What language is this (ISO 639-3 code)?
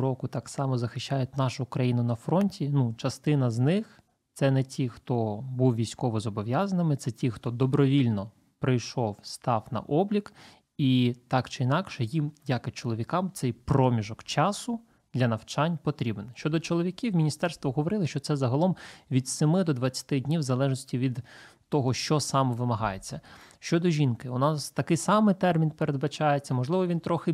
ukr